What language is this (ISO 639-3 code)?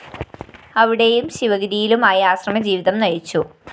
mal